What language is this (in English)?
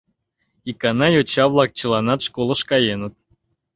Mari